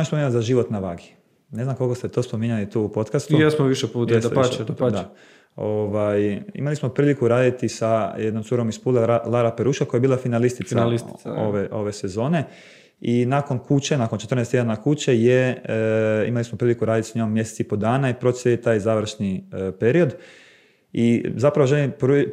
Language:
Croatian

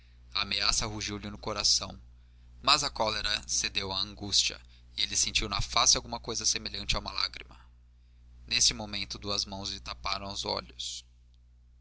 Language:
Portuguese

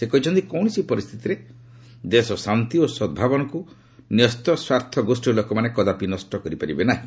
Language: Odia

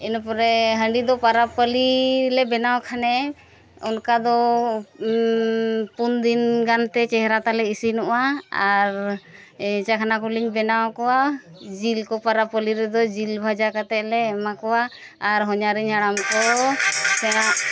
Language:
Santali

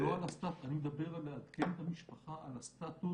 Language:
Hebrew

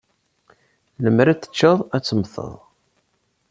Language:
Kabyle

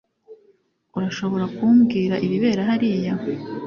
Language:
Kinyarwanda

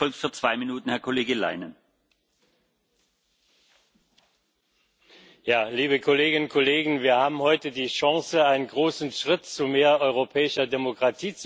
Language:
German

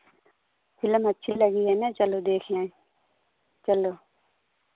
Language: Hindi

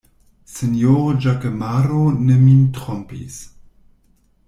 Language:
Esperanto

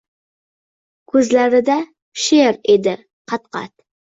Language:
Uzbek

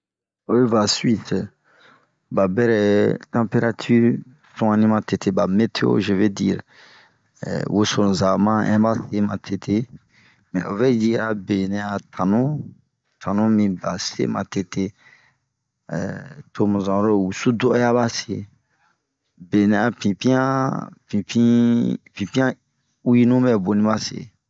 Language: Bomu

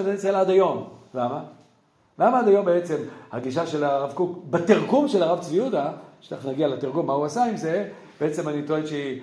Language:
Hebrew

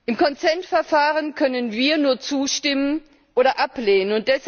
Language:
German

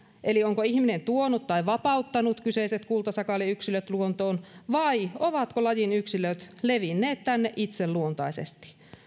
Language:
Finnish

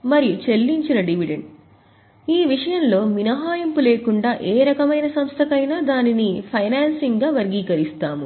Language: Telugu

